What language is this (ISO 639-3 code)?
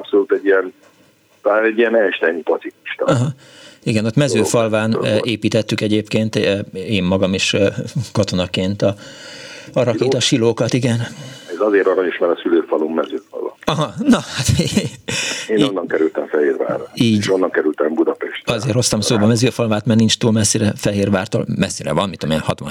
hun